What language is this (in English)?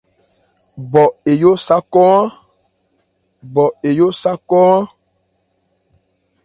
Ebrié